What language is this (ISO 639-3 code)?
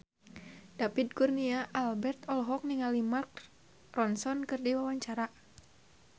sun